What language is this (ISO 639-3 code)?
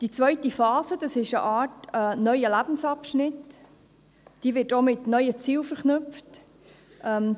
gsw